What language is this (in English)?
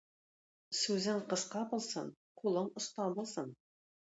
Tatar